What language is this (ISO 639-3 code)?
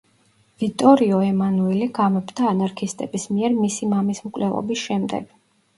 kat